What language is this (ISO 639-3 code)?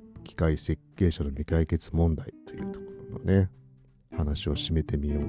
jpn